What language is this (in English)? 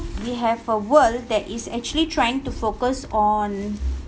English